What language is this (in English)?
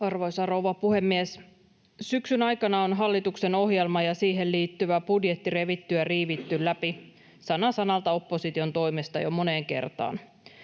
Finnish